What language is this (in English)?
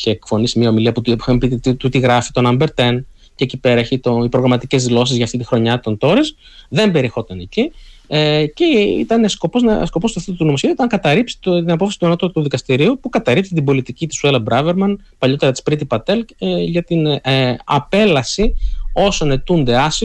Greek